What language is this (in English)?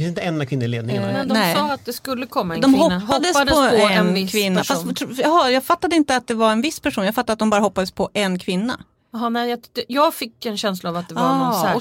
Swedish